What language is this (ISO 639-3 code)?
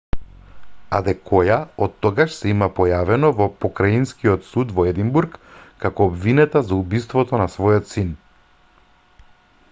mkd